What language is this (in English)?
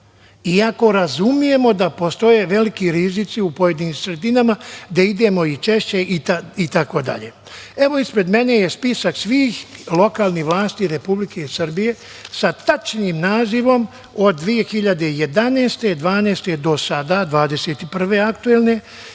Serbian